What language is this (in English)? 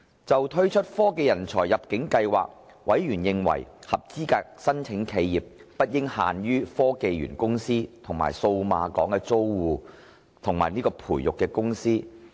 Cantonese